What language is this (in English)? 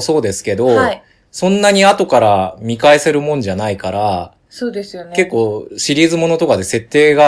Japanese